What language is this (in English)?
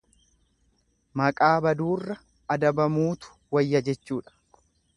Oromo